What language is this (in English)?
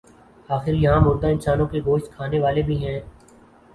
Urdu